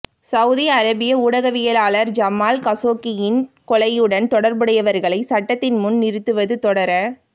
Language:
Tamil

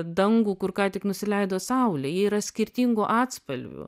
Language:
Lithuanian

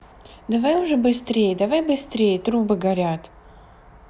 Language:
Russian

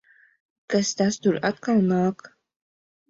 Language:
Latvian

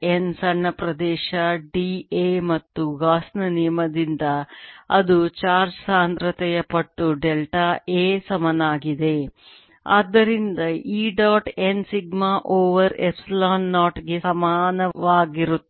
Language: Kannada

